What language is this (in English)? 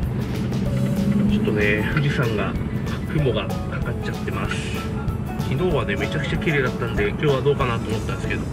Japanese